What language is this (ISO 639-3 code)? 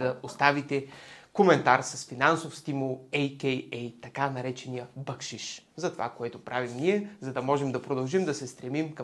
bul